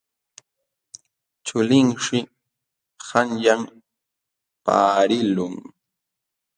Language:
Jauja Wanca Quechua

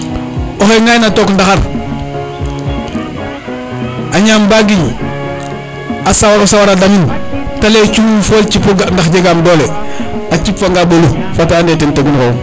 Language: Serer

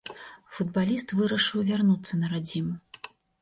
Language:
Belarusian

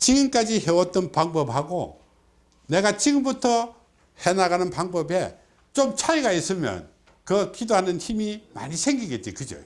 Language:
Korean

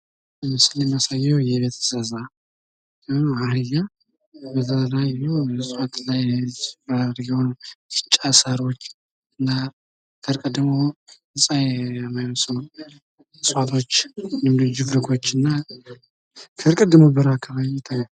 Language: Amharic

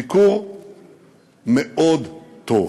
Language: Hebrew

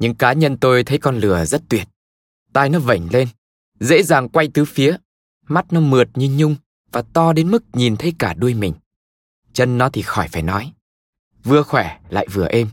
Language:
Vietnamese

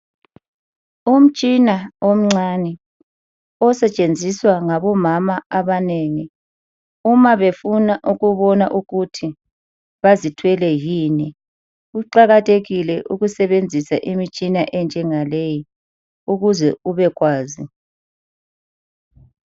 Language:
North Ndebele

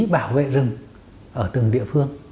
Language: Vietnamese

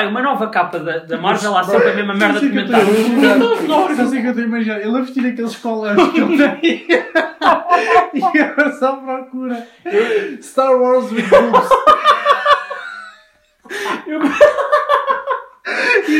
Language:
Portuguese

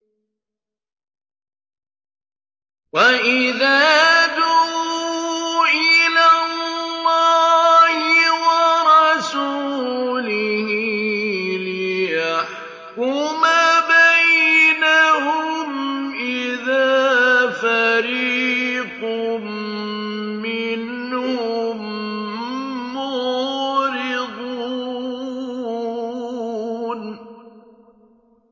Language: Arabic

